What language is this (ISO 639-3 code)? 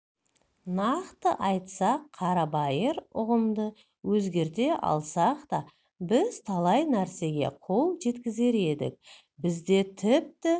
kaz